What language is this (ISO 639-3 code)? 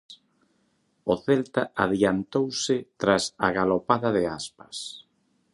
glg